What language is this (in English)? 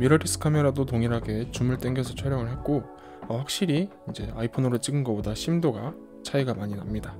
Korean